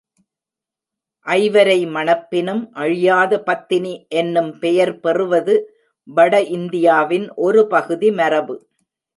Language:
Tamil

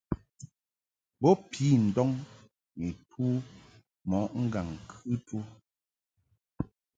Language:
Mungaka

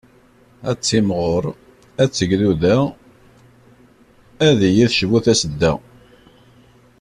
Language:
Kabyle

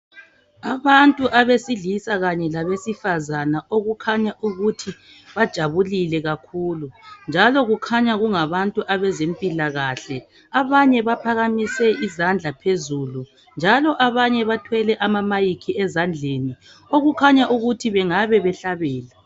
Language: North Ndebele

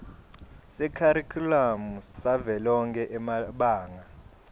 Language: Swati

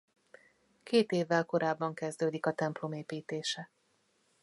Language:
Hungarian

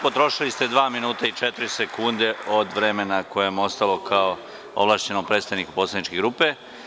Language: Serbian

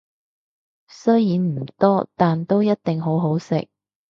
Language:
Cantonese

